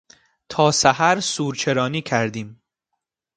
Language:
Persian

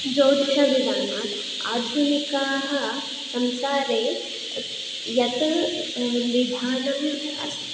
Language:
Sanskrit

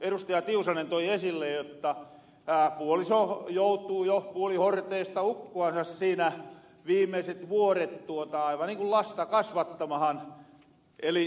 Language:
Finnish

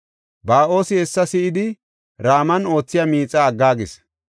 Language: Gofa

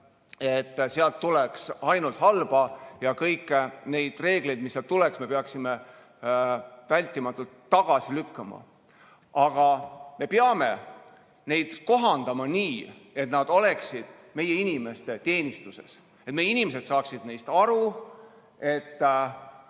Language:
Estonian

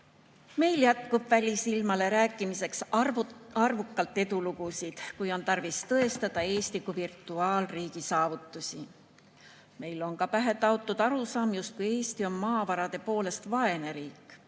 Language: Estonian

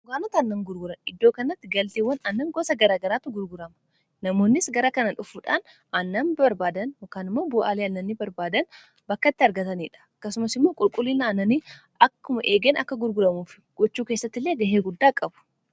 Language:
Oromo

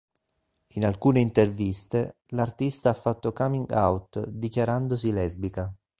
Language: Italian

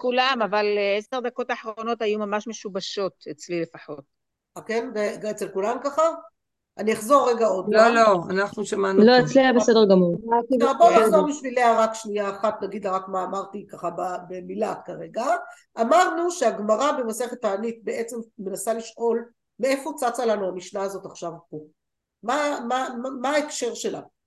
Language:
Hebrew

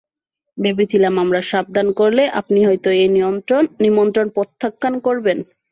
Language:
Bangla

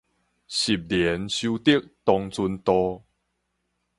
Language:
Min Nan Chinese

